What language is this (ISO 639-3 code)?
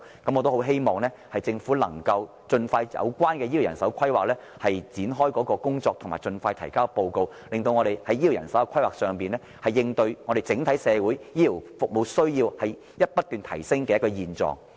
yue